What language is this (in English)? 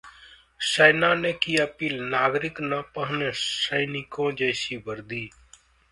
Hindi